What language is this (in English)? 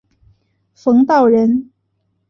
Chinese